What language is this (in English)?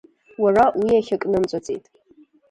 Abkhazian